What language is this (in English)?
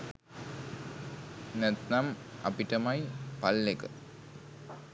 Sinhala